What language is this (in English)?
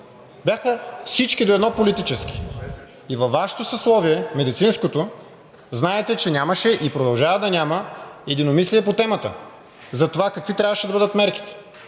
Bulgarian